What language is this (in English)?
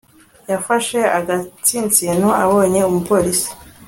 Kinyarwanda